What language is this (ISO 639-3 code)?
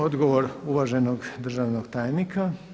hrv